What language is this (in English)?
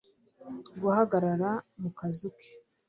Kinyarwanda